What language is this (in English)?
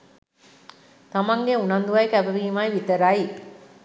Sinhala